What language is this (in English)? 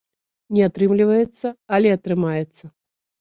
Belarusian